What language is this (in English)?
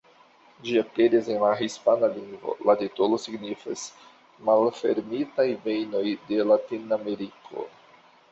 Esperanto